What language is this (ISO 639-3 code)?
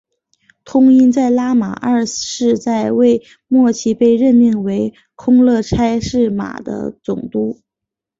zho